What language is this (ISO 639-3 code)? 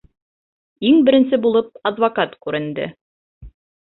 bak